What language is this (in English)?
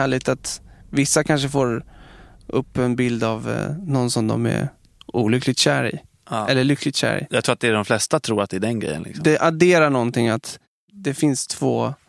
Swedish